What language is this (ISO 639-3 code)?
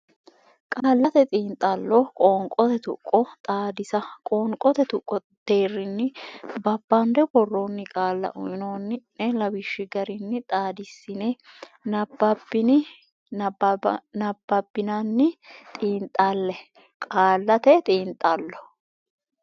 sid